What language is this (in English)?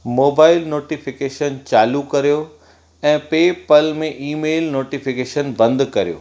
Sindhi